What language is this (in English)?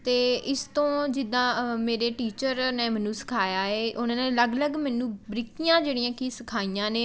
Punjabi